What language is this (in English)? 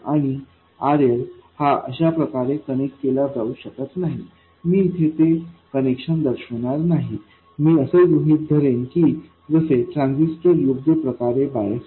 Marathi